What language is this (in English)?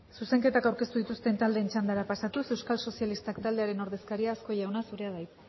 Basque